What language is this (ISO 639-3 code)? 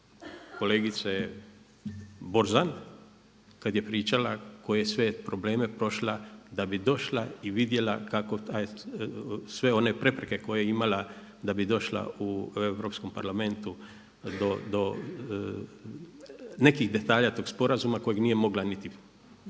hrv